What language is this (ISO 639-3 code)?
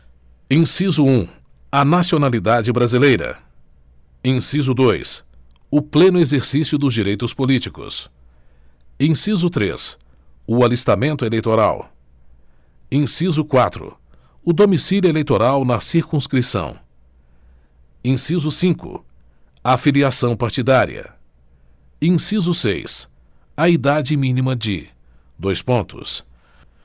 por